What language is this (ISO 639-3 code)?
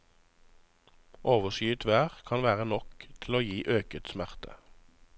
nor